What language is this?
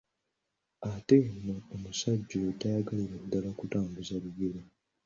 Ganda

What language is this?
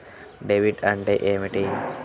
Telugu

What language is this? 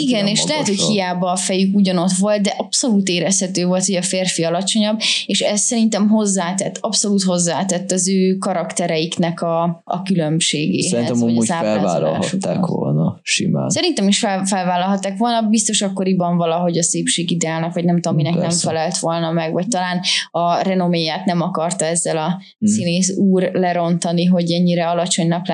Hungarian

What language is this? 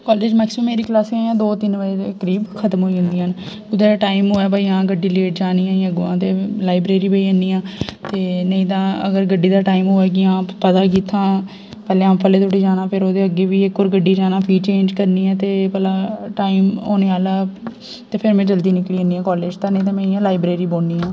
Dogri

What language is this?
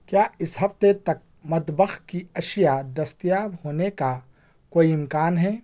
Urdu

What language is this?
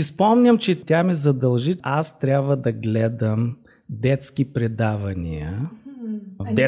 Bulgarian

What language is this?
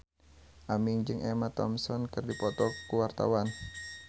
Sundanese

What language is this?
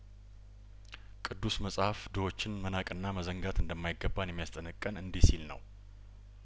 Amharic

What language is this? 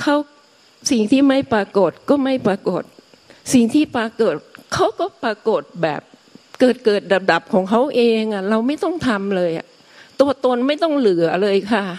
Thai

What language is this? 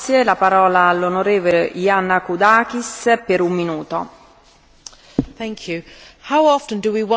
English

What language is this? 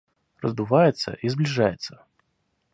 Russian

